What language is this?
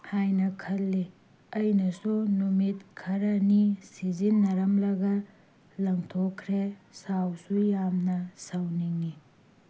Manipuri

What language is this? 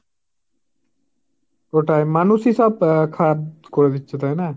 Bangla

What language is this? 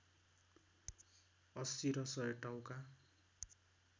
Nepali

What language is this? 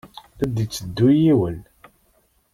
Kabyle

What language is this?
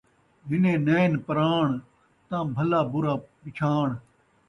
Saraiki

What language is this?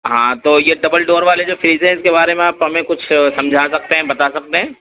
Urdu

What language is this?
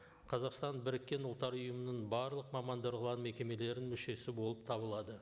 Kazakh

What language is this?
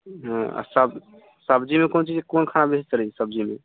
Maithili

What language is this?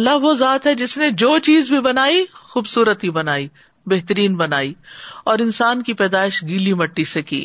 Urdu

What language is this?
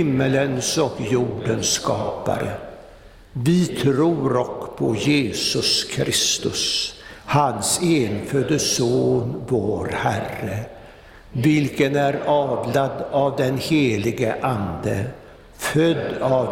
Swedish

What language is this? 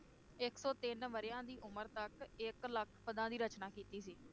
Punjabi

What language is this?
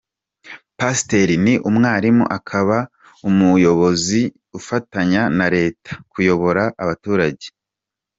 Kinyarwanda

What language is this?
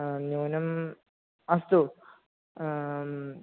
Sanskrit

